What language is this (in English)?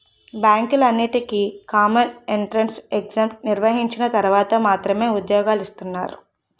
Telugu